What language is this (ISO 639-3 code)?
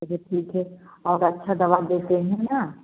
hin